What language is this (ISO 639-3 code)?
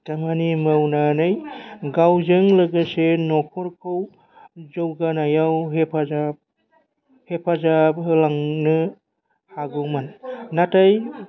brx